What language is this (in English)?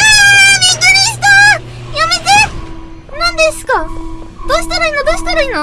Japanese